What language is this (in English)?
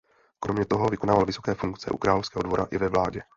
Czech